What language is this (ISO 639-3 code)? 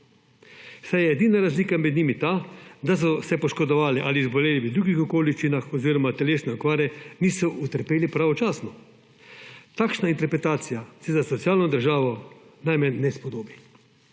slv